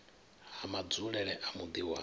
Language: Venda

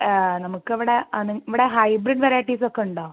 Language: Malayalam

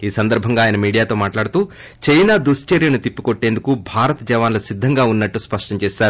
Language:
Telugu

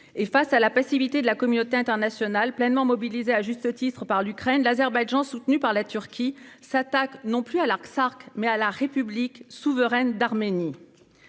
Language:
French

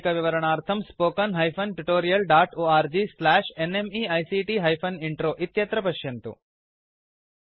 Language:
Sanskrit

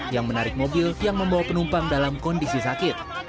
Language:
Indonesian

